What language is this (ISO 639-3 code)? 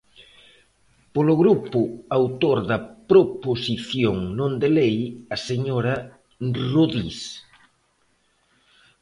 glg